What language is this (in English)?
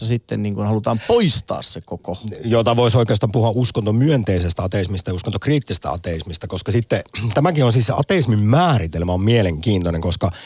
Finnish